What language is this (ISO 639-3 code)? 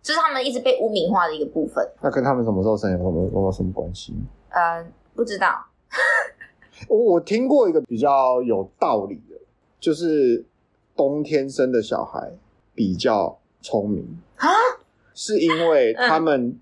zho